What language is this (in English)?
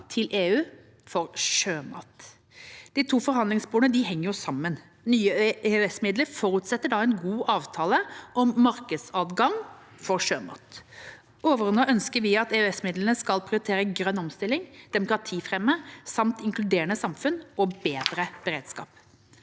Norwegian